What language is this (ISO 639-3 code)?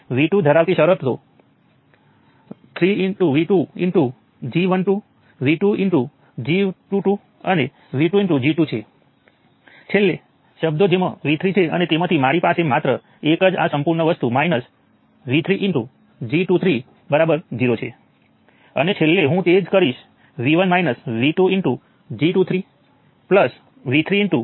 guj